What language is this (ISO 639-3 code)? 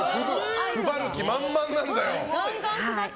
jpn